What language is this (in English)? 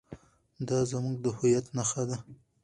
Pashto